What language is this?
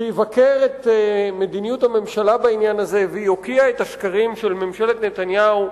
Hebrew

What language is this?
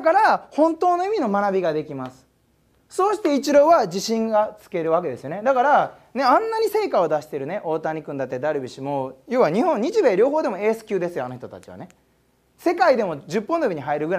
Japanese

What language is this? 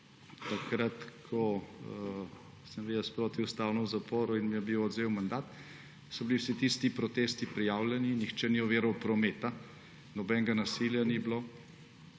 Slovenian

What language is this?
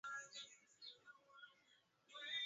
Swahili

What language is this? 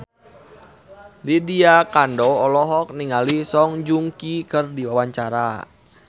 Sundanese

